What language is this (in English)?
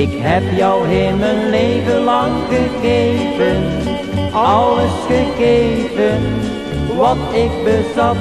Dutch